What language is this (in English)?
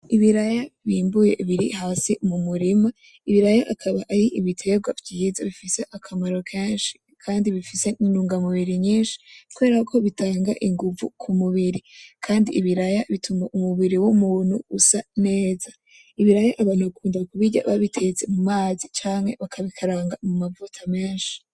Rundi